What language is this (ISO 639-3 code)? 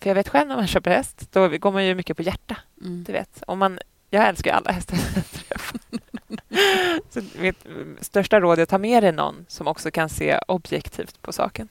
swe